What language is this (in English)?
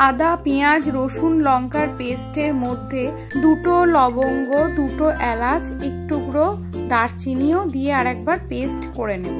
Bangla